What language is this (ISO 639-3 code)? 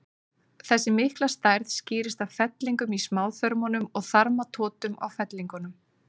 isl